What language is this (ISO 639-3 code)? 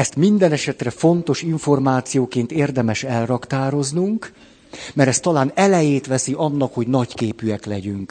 hun